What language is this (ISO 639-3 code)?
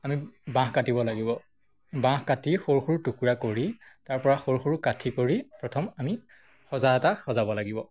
asm